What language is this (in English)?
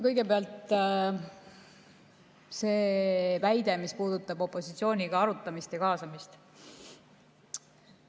Estonian